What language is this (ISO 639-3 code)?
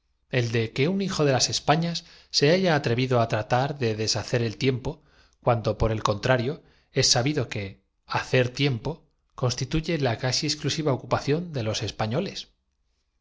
spa